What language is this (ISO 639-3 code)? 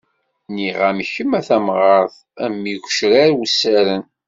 kab